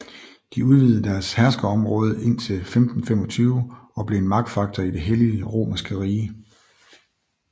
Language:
Danish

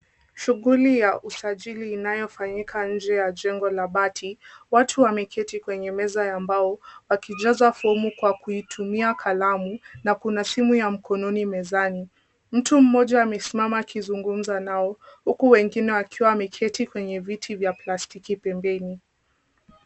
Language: Swahili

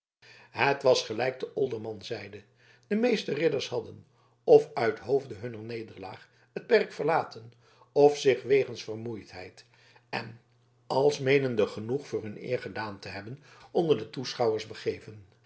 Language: Dutch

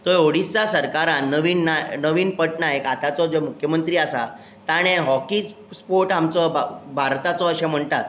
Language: Konkani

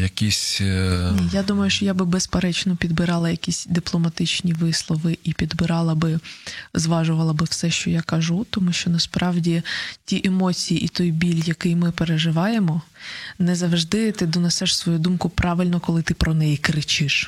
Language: Ukrainian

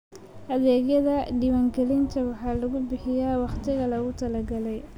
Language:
Somali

